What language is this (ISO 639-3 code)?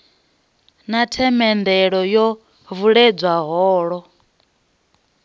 ven